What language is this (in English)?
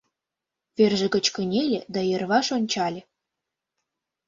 Mari